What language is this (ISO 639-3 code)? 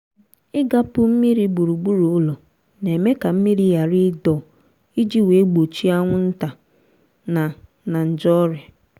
ibo